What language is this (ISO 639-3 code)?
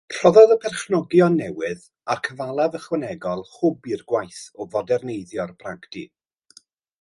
cym